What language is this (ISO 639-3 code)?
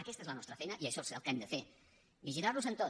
cat